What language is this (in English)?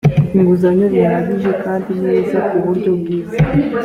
Kinyarwanda